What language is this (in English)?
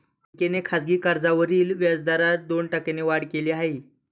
Marathi